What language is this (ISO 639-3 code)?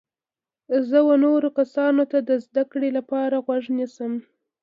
pus